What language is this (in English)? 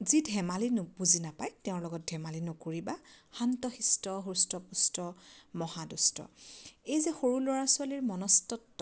Assamese